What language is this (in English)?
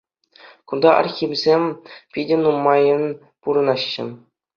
Chuvash